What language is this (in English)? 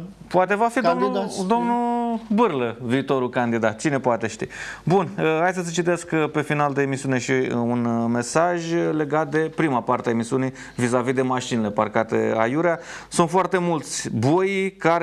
Romanian